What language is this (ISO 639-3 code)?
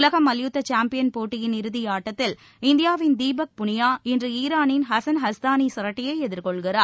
tam